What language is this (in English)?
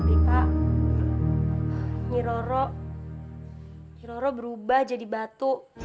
Indonesian